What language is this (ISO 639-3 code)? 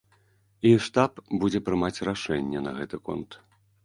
bel